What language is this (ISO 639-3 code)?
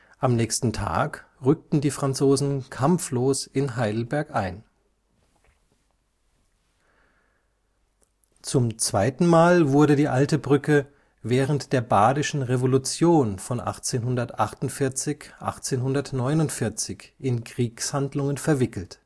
deu